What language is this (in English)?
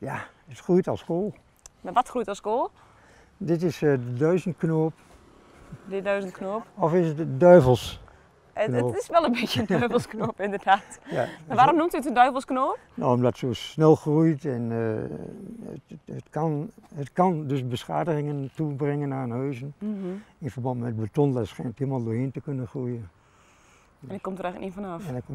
Dutch